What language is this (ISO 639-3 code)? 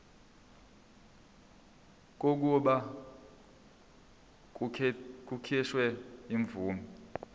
zul